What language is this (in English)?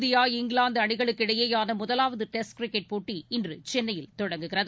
Tamil